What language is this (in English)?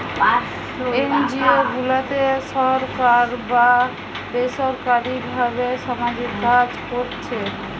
Bangla